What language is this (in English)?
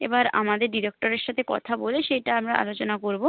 Bangla